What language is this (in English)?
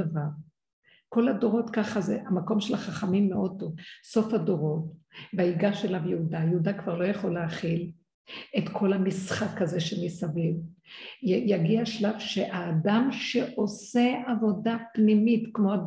Hebrew